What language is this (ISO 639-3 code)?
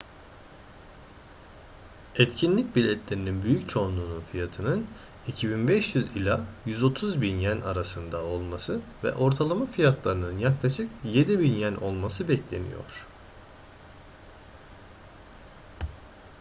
tur